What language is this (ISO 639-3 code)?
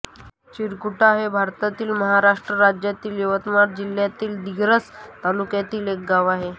mar